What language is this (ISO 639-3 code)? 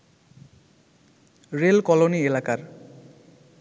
ben